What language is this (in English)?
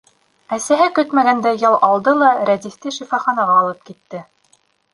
Bashkir